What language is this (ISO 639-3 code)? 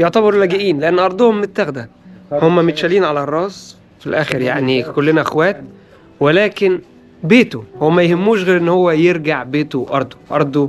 ara